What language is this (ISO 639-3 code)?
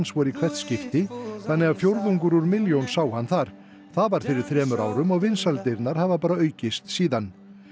isl